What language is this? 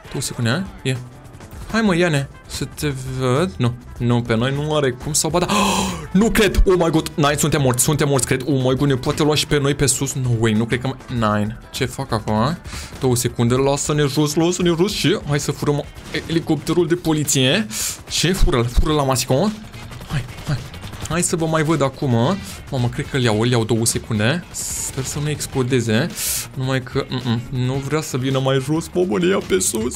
Romanian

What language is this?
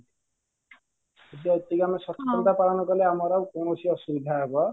Odia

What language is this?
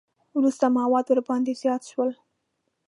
Pashto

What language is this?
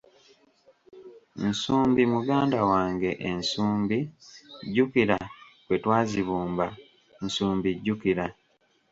Ganda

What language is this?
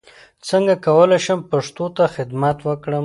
Pashto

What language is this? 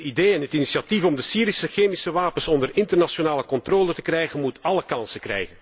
Dutch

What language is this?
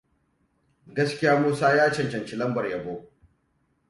Hausa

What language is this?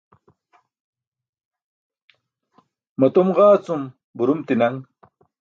Burushaski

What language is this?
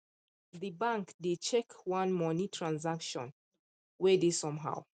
Nigerian Pidgin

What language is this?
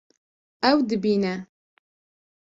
Kurdish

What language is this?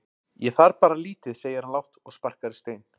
Icelandic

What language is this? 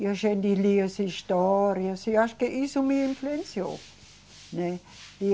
Portuguese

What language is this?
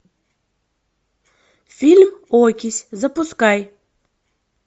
Russian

